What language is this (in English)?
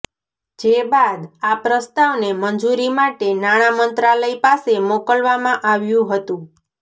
Gujarati